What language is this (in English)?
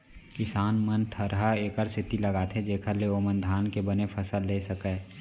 Chhattisgarhi